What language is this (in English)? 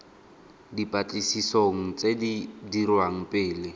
Tswana